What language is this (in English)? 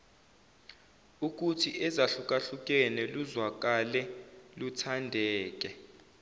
Zulu